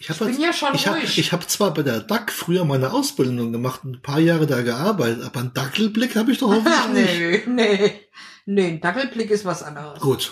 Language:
German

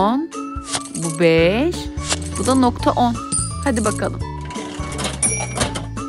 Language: Turkish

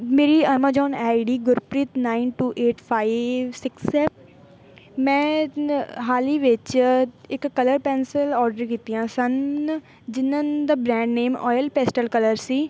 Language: Punjabi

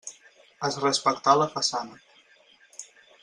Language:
Catalan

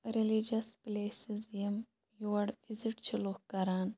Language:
Kashmiri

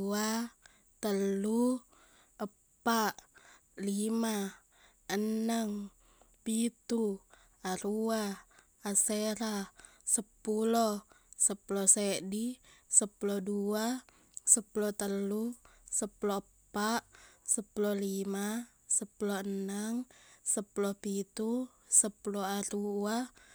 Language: Buginese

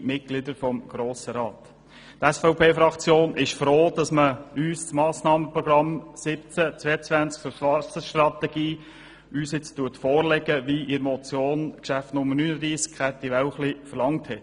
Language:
Swiss German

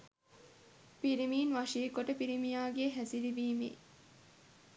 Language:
Sinhala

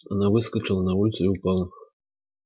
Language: Russian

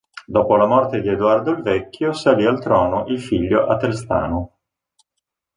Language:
Italian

